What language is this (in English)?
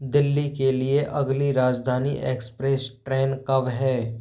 Hindi